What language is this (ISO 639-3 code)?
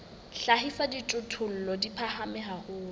sot